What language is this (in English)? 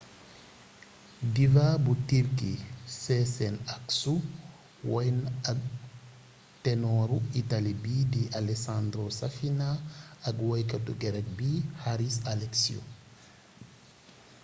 Wolof